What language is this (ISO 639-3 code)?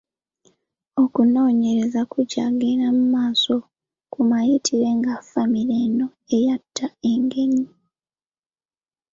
lug